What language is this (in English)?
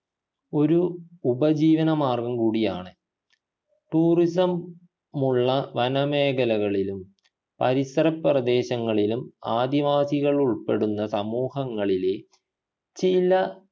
Malayalam